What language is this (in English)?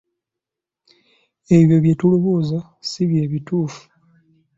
Ganda